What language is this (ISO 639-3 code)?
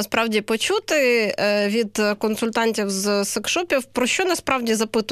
ukr